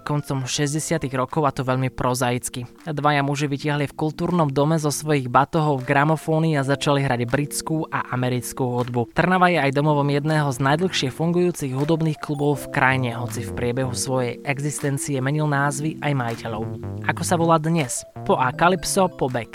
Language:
Slovak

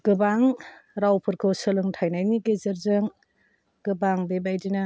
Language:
Bodo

